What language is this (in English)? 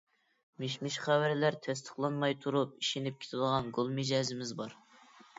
Uyghur